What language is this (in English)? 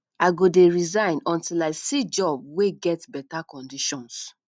Nigerian Pidgin